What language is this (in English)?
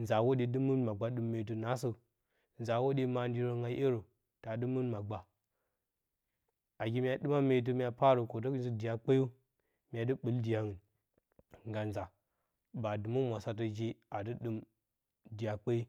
Bacama